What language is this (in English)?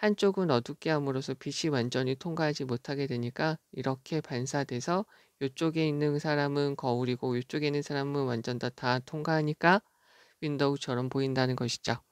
Korean